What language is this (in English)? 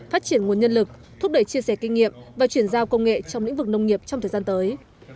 Vietnamese